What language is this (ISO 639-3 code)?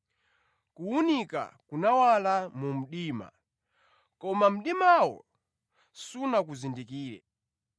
nya